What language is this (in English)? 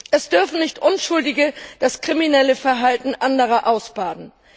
German